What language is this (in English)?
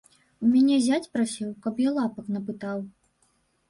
Belarusian